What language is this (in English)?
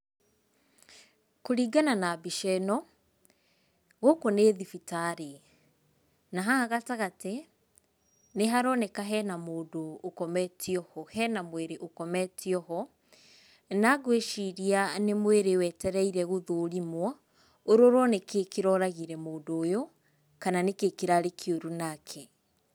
Kikuyu